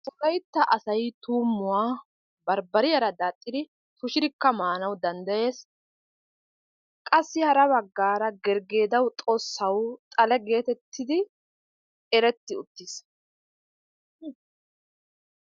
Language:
Wolaytta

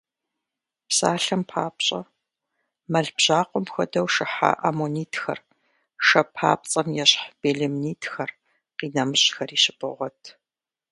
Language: Kabardian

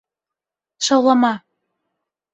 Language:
Bashkir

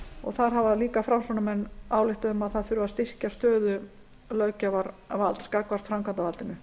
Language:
Icelandic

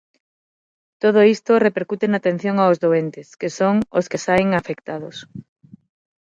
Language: Galician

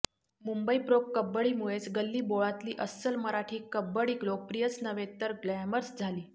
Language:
Marathi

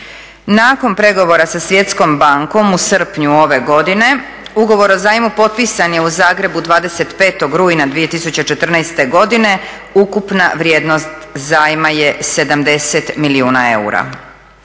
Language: Croatian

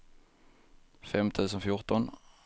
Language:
Swedish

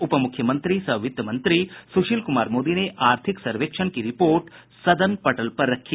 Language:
Hindi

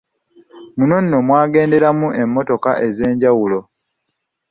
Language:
Ganda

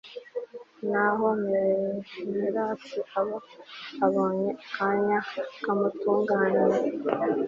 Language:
Kinyarwanda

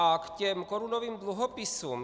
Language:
Czech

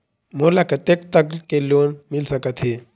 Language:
Chhattisgarhi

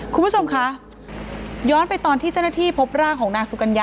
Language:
Thai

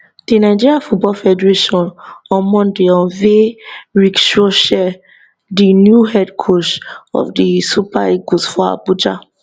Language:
Nigerian Pidgin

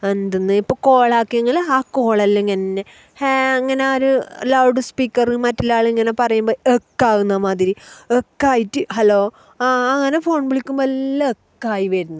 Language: Malayalam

